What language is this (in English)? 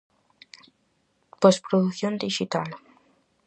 Galician